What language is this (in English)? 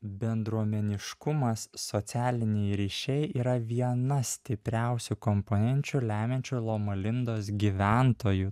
Lithuanian